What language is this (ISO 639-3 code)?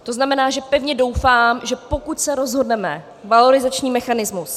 ces